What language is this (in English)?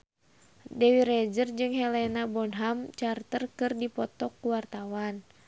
Sundanese